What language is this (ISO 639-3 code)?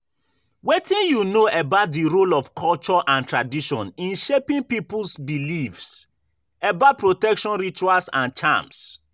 pcm